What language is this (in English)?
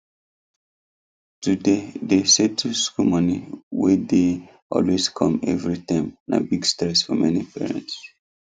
Nigerian Pidgin